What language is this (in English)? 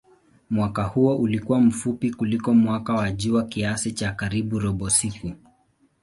Swahili